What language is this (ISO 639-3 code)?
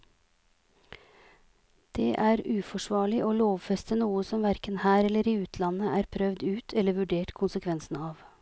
nor